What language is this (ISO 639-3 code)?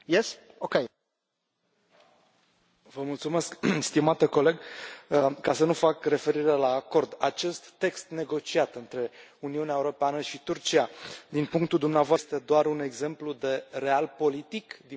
ron